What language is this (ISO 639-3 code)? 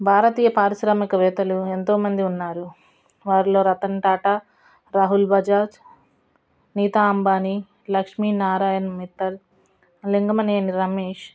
tel